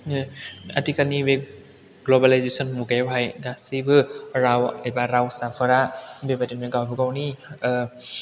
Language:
Bodo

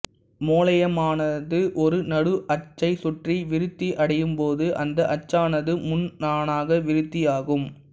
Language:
Tamil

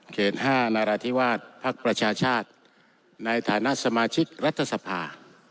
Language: Thai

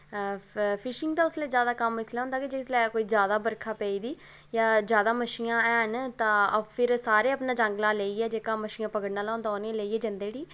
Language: Dogri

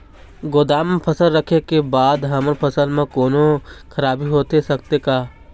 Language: Chhattisgarhi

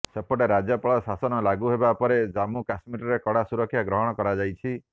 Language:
Odia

